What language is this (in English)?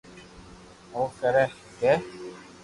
Loarki